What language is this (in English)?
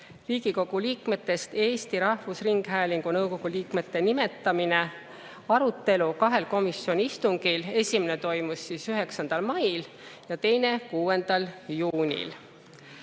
Estonian